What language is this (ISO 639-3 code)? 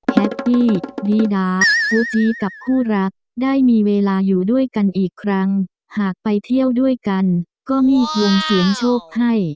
tha